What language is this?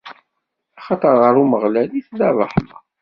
Kabyle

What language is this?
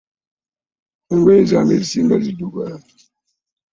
Ganda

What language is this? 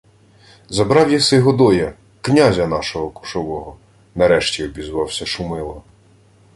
Ukrainian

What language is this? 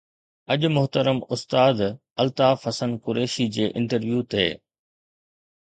Sindhi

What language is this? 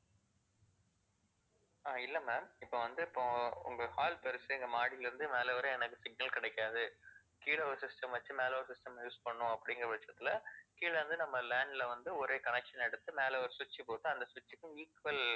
Tamil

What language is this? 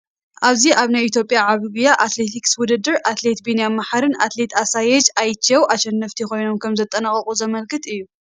Tigrinya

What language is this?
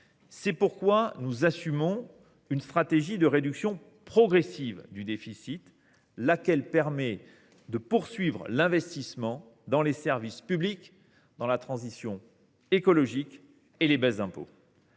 French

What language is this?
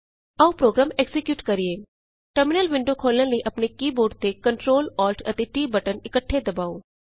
Punjabi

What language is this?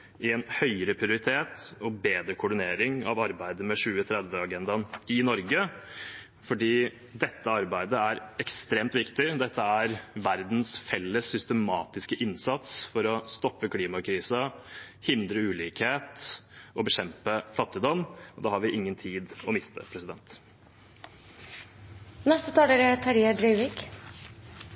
Norwegian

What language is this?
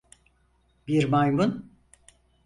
Turkish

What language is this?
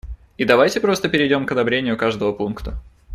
Russian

